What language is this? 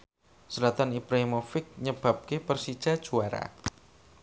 Javanese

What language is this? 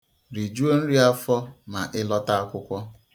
Igbo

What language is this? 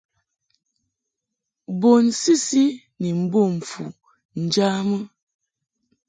Mungaka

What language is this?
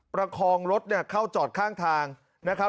Thai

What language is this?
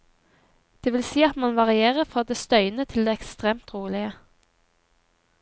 Norwegian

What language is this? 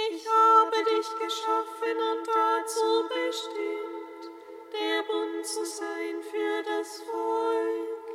German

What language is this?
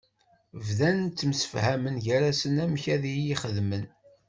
Kabyle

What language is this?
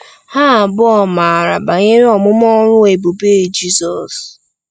Igbo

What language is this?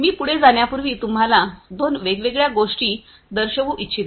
Marathi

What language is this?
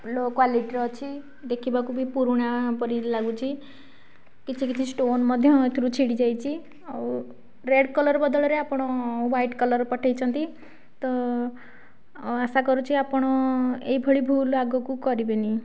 Odia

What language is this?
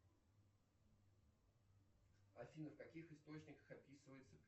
Russian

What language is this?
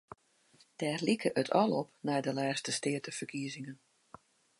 Western Frisian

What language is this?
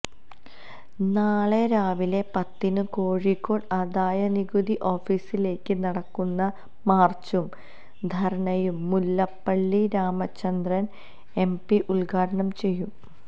Malayalam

